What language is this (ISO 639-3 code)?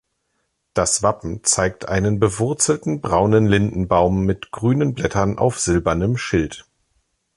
deu